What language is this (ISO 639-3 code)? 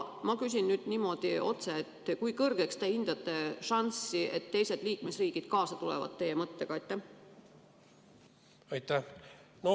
est